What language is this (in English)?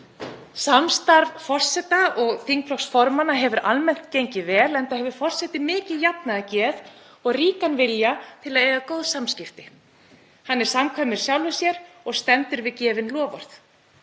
Icelandic